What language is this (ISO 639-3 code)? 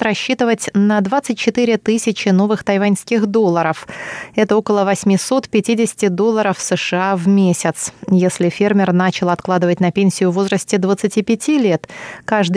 rus